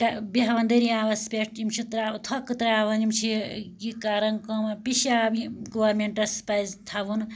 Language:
Kashmiri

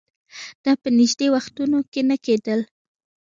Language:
Pashto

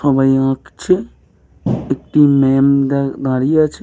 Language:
Bangla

